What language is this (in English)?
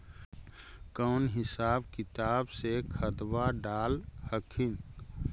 Magahi